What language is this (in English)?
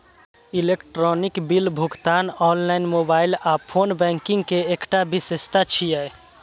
Maithili